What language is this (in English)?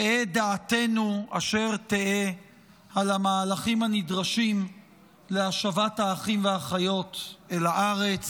Hebrew